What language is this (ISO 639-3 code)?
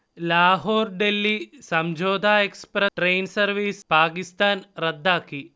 mal